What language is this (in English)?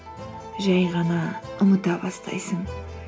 Kazakh